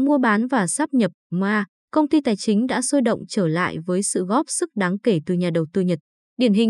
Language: Vietnamese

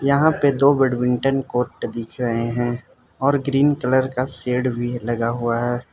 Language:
Hindi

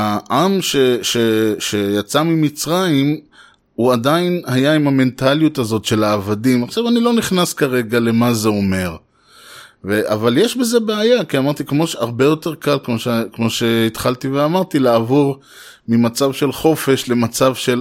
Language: Hebrew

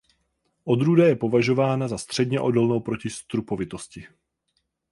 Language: Czech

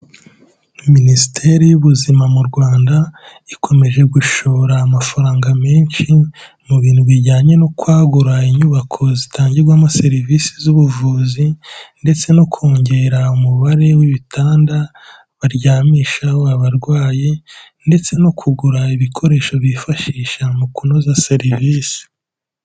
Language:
Kinyarwanda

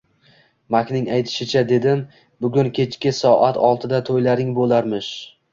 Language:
Uzbek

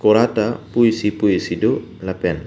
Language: Karbi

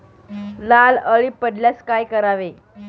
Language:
Marathi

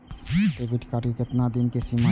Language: Maithili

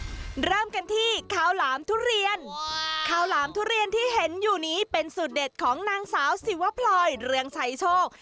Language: Thai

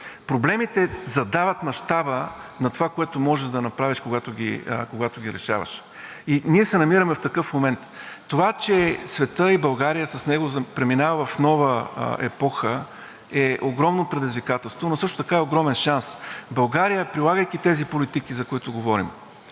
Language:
Bulgarian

